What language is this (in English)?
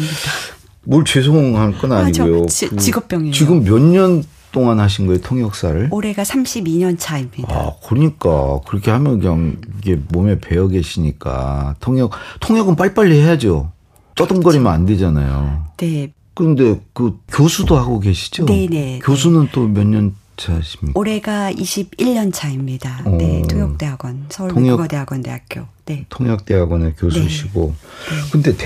Korean